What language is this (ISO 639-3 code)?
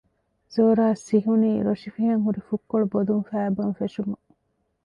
div